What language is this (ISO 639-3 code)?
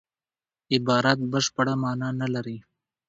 pus